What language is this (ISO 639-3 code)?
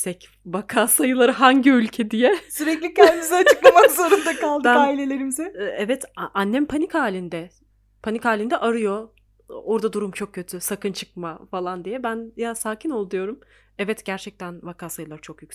tur